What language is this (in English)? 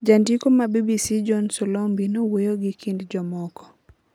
Luo (Kenya and Tanzania)